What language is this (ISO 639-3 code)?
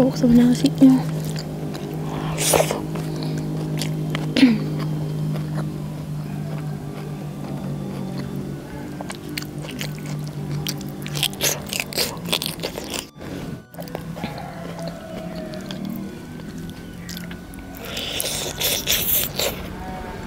ind